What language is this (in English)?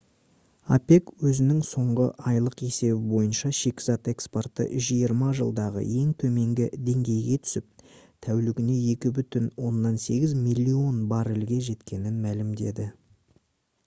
Kazakh